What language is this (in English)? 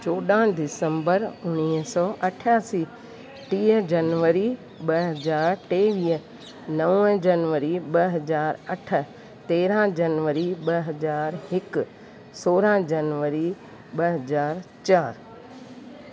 Sindhi